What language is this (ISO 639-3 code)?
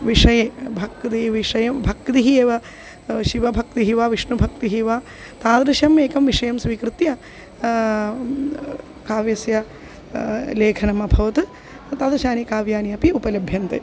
san